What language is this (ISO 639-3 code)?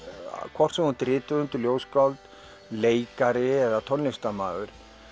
isl